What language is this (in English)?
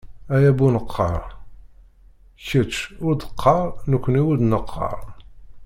Kabyle